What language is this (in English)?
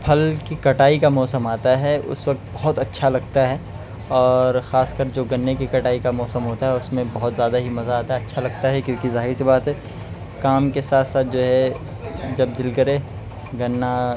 Urdu